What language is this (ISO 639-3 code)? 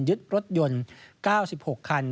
tha